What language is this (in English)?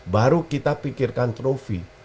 Indonesian